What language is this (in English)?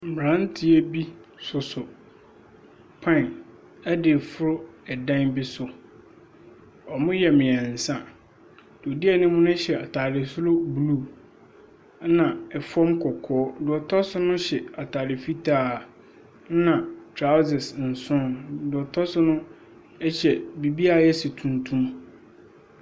Akan